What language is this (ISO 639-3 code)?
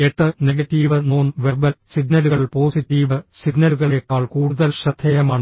mal